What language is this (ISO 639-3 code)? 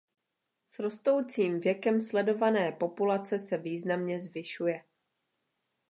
ces